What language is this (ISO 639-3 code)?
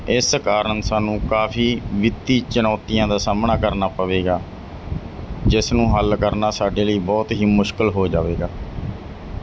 pan